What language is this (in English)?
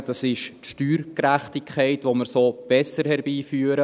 Swiss German